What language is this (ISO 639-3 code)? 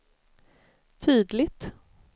swe